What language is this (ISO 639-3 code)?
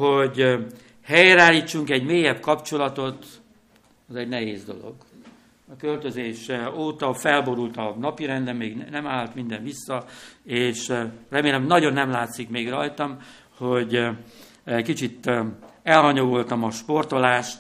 hun